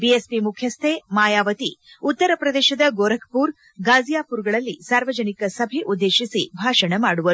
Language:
Kannada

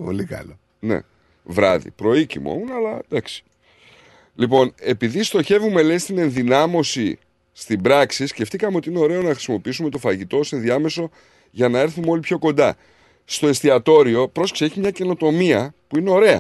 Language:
Greek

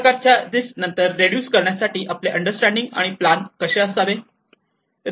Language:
Marathi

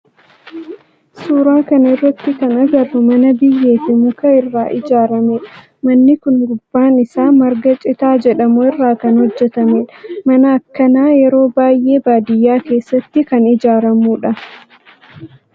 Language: Oromo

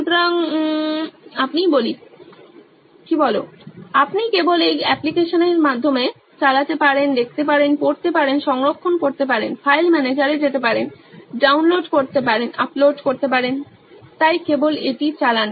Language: Bangla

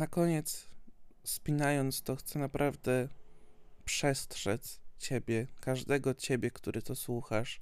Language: Polish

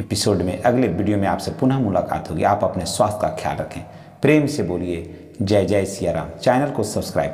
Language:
Hindi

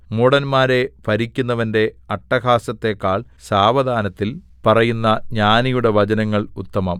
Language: Malayalam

